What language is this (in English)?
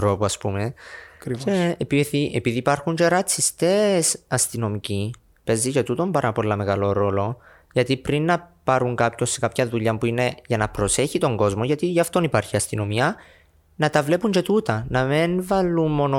Greek